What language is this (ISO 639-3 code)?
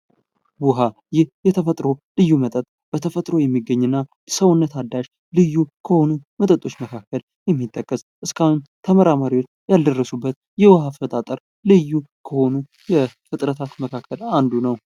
amh